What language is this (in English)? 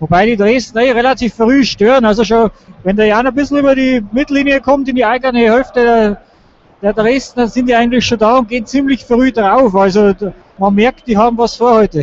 German